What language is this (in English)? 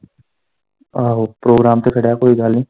Punjabi